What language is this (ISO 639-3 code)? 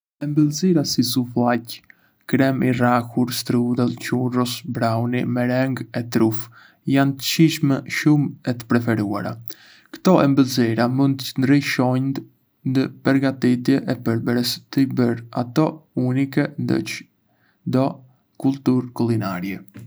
aae